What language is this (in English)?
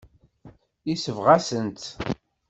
Kabyle